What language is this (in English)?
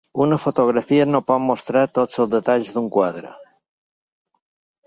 Catalan